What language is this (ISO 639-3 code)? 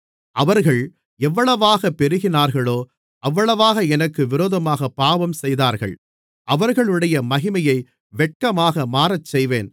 tam